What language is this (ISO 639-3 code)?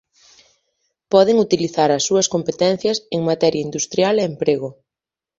glg